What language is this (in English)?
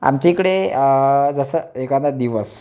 Marathi